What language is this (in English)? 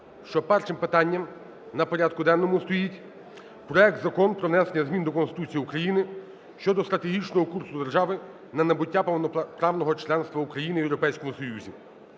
Ukrainian